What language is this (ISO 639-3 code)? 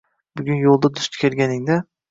uzb